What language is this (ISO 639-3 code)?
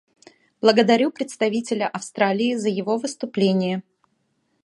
rus